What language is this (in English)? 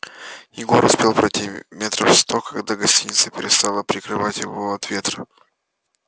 Russian